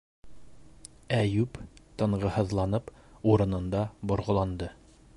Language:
Bashkir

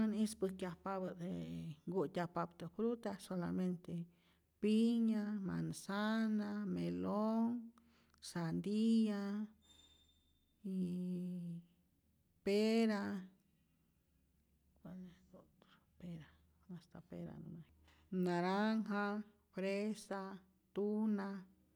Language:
Rayón Zoque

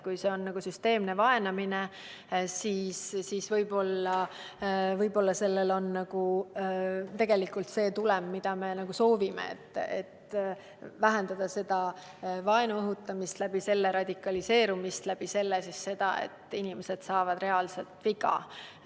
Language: Estonian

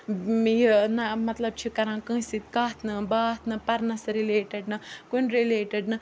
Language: Kashmiri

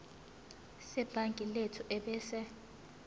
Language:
Zulu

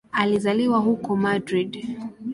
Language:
Swahili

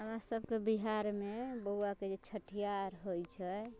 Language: Maithili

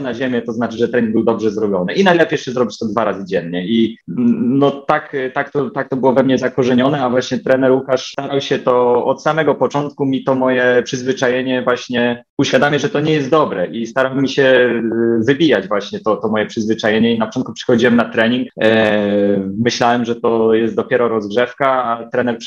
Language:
Polish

